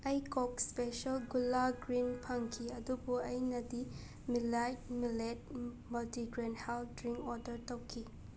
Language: Manipuri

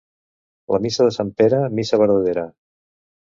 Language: Catalan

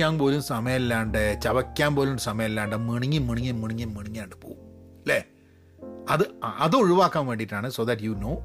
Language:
Malayalam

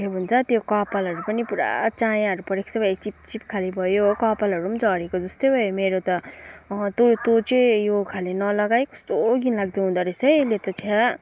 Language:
Nepali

